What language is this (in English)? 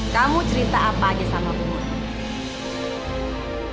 Indonesian